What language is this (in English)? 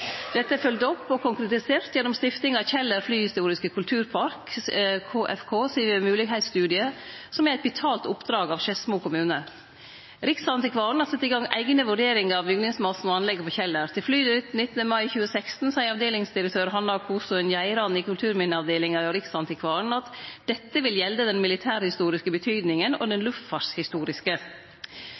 Norwegian Nynorsk